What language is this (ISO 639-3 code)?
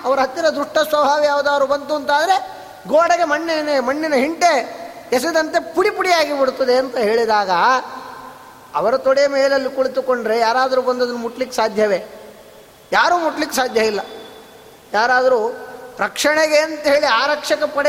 kan